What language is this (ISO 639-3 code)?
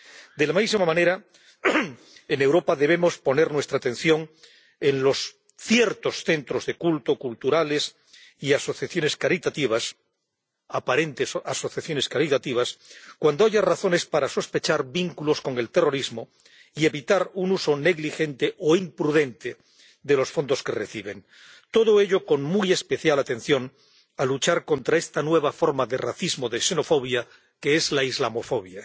spa